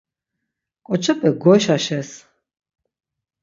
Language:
Laz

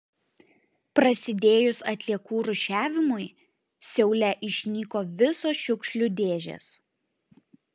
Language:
Lithuanian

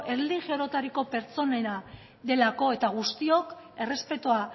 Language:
Basque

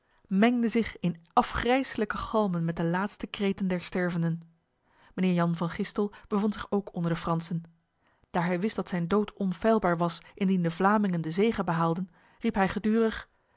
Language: Dutch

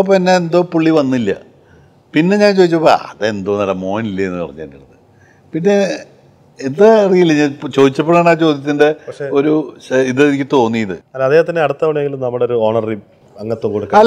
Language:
Malayalam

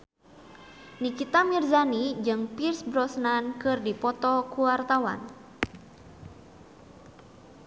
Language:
Sundanese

